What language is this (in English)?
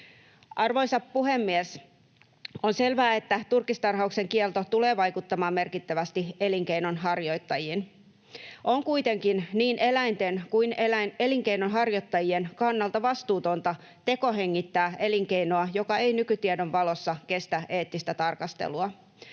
Finnish